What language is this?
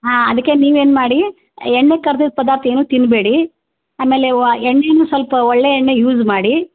Kannada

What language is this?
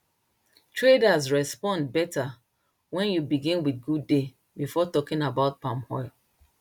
Nigerian Pidgin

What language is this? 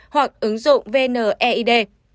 Vietnamese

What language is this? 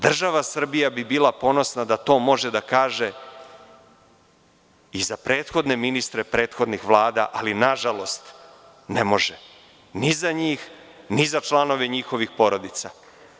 Serbian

